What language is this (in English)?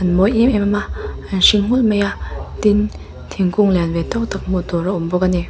Mizo